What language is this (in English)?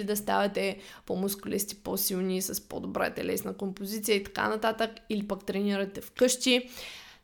Bulgarian